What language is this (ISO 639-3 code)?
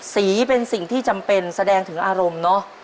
tha